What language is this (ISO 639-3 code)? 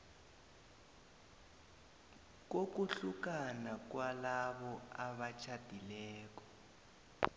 nbl